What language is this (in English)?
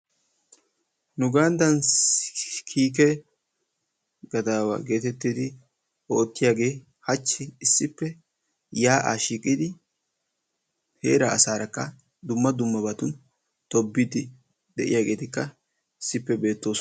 Wolaytta